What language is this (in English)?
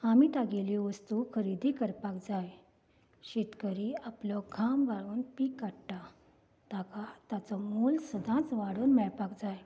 Konkani